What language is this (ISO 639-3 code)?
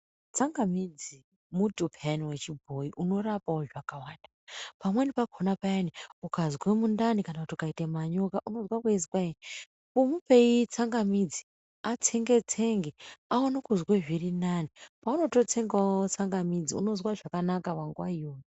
ndc